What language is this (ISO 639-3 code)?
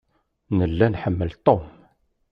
kab